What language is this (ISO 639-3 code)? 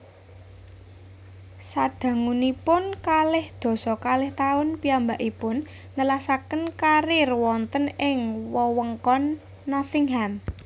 jav